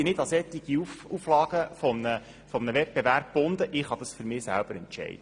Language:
Swiss German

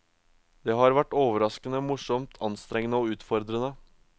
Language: Norwegian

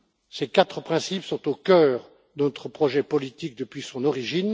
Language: French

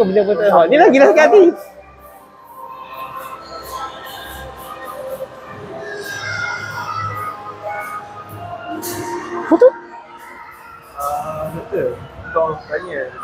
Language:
Malay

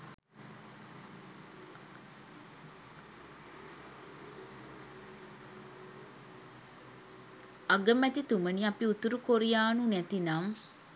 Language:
Sinhala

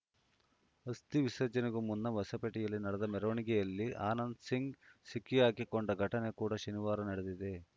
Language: Kannada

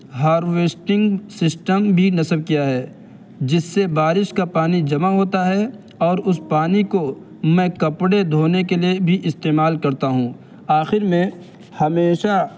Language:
Urdu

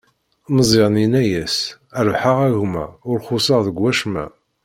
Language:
Kabyle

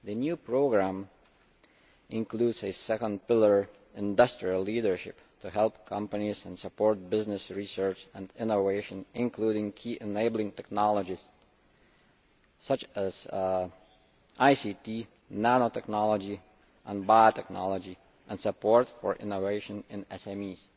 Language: English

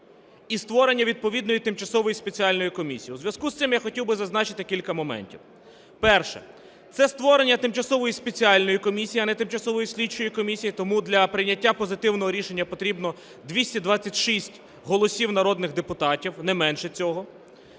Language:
Ukrainian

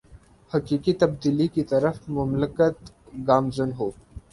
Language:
Urdu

